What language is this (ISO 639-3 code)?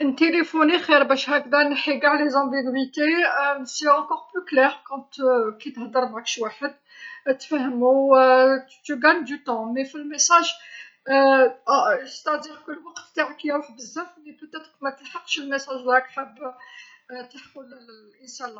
arq